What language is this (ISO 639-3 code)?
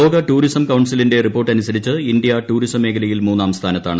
mal